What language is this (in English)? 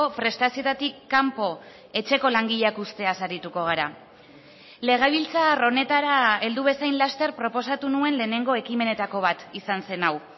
Basque